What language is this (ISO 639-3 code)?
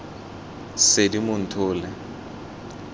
tsn